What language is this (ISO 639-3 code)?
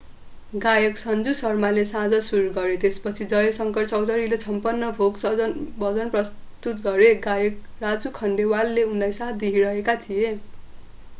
nep